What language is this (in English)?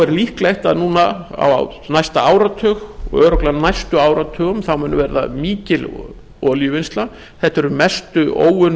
Icelandic